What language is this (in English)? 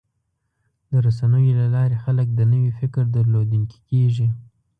Pashto